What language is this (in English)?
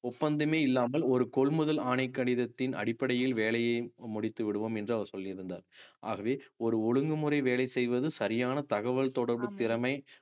Tamil